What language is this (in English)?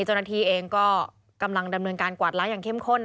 Thai